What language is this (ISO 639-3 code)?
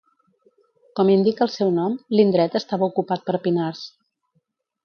cat